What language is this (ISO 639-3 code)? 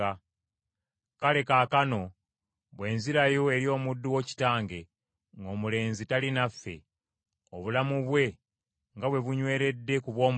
lug